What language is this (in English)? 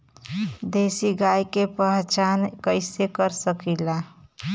Bhojpuri